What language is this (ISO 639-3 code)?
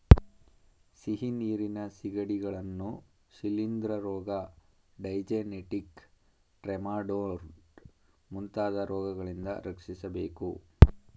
kan